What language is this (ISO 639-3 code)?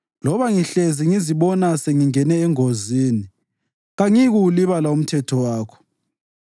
nde